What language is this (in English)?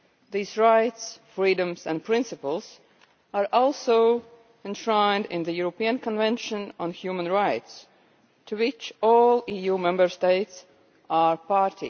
English